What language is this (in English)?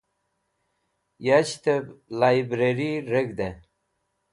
Wakhi